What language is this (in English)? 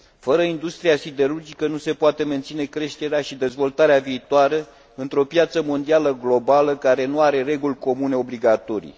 Romanian